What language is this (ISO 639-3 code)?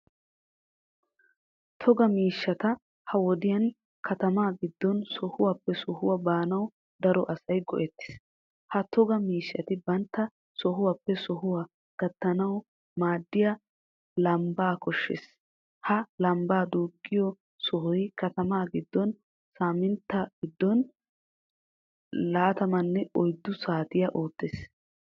wal